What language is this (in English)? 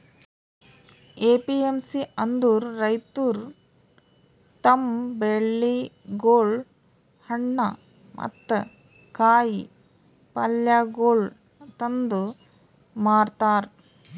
Kannada